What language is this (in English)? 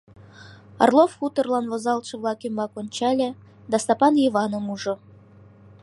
Mari